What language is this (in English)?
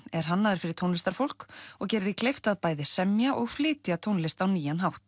Icelandic